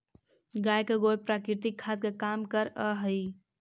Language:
Magahi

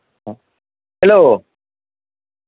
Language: Maithili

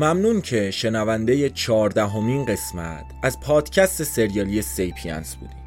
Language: Persian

